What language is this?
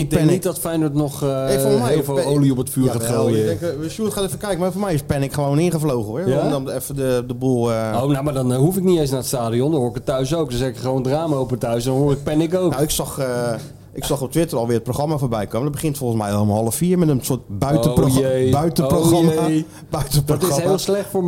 Dutch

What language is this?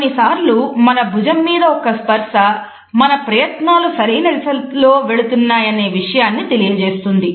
Telugu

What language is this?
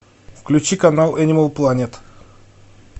Russian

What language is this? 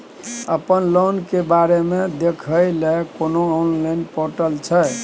Maithili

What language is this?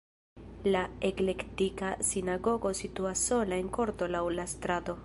Esperanto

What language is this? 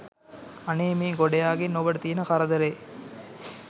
Sinhala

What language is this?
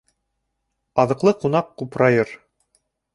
Bashkir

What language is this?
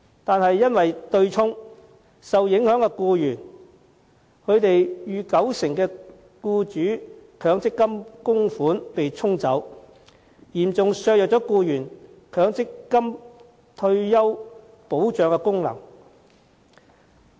Cantonese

